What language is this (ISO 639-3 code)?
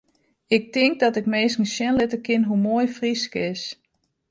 fry